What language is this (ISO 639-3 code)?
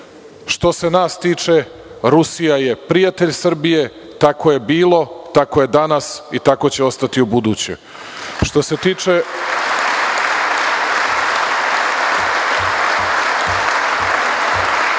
srp